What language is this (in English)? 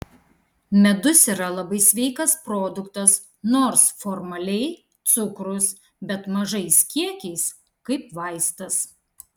Lithuanian